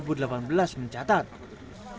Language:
Indonesian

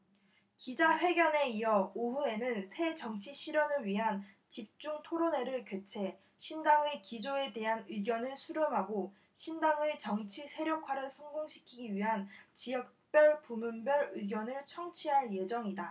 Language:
Korean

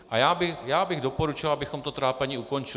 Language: Czech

